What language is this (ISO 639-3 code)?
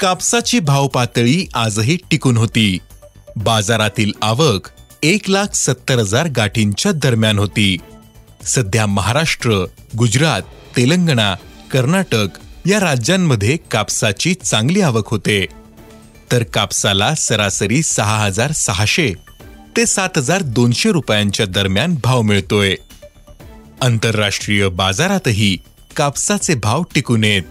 mar